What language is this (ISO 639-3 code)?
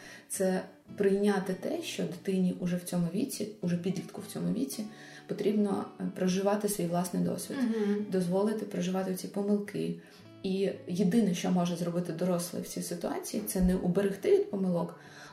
ukr